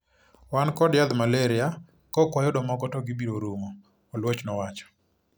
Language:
Luo (Kenya and Tanzania)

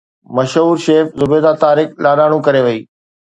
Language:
Sindhi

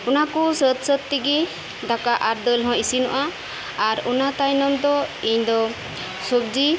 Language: Santali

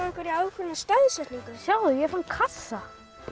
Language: Icelandic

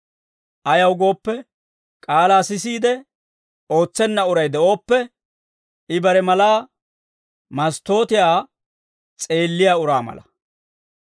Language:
Dawro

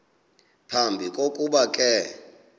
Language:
Xhosa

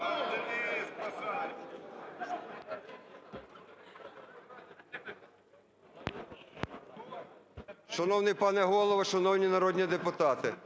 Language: Ukrainian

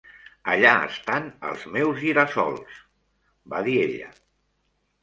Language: Catalan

